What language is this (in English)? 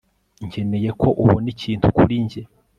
Kinyarwanda